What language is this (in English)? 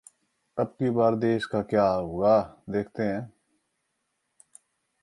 Hindi